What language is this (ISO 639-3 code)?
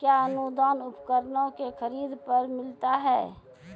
mai